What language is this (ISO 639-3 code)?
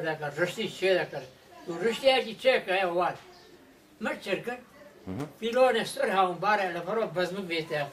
ron